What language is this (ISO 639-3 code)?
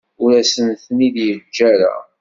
kab